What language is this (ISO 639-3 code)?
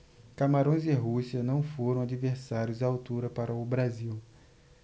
por